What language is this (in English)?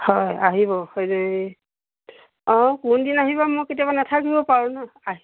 Assamese